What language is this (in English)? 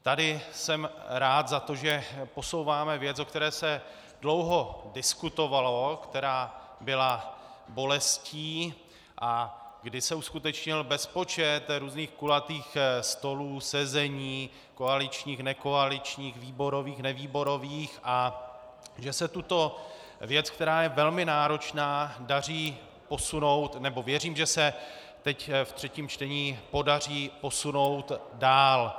Czech